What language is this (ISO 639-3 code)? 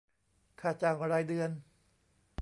tha